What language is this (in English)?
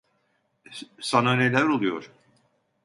Turkish